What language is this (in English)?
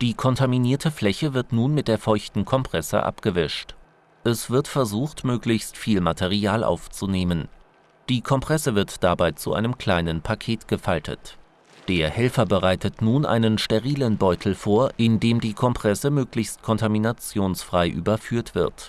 German